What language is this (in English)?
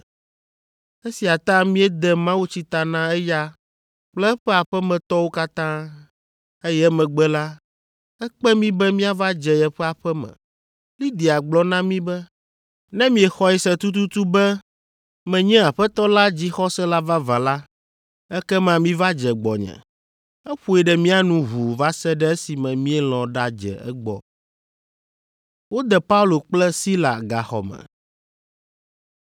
Ewe